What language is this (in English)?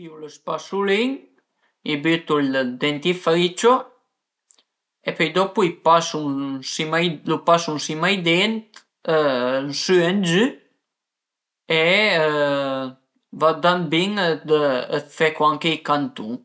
Piedmontese